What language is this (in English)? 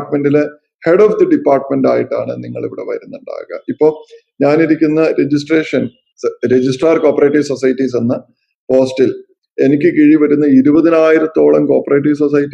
Malayalam